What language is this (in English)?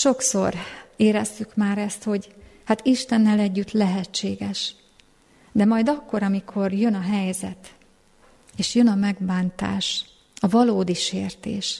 Hungarian